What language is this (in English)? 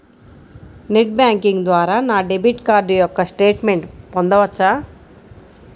Telugu